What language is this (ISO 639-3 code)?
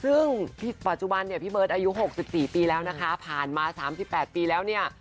tha